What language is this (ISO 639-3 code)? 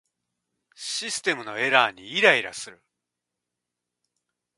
jpn